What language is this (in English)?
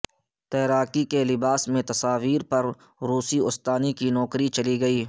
Urdu